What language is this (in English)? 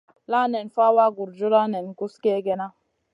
Masana